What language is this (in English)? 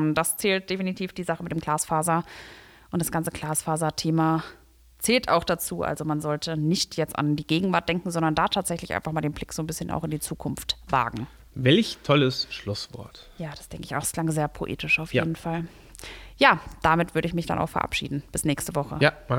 German